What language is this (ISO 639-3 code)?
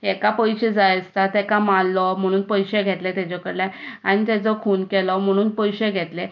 kok